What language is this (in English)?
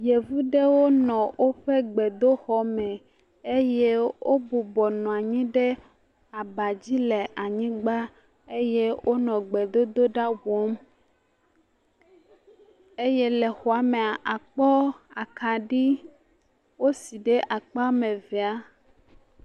Ewe